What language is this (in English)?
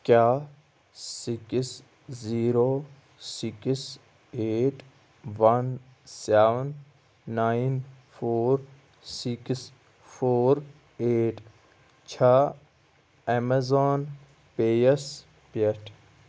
Kashmiri